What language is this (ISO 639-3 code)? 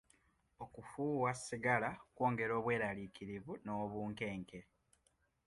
lug